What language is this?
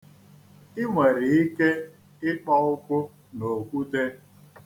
Igbo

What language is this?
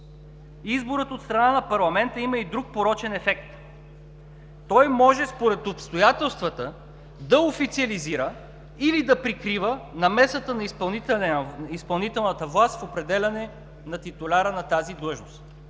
Bulgarian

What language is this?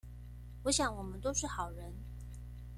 Chinese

